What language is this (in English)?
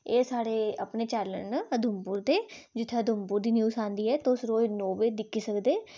Dogri